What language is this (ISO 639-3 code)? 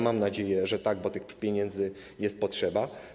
pol